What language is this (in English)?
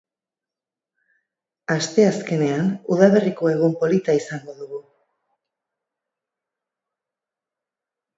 Basque